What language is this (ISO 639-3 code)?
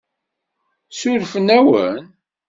kab